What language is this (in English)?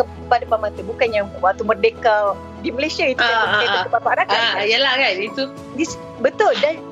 Malay